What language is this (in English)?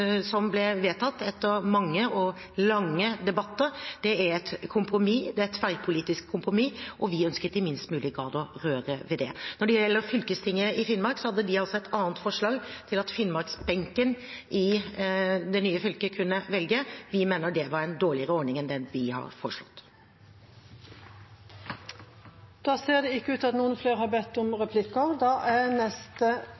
Norwegian